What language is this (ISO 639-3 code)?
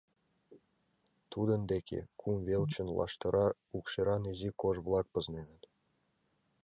chm